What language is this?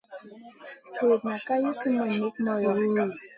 Masana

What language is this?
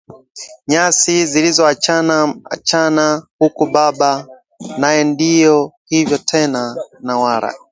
Swahili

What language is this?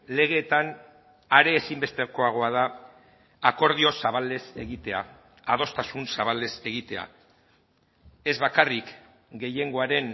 Basque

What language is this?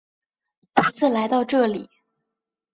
Chinese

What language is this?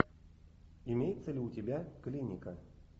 Russian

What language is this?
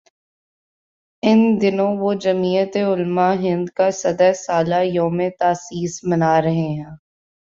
Urdu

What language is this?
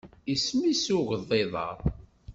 Kabyle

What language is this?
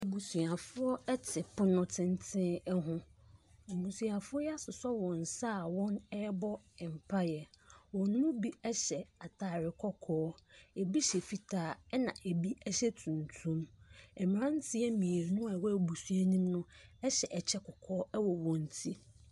Akan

